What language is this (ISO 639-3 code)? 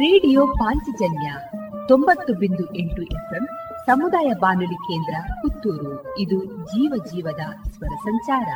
kan